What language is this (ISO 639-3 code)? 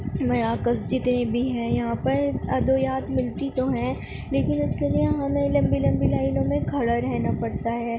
urd